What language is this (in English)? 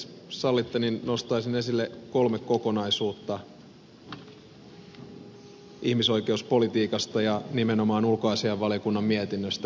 Finnish